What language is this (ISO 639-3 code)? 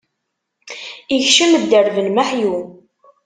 kab